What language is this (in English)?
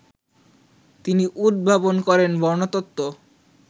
Bangla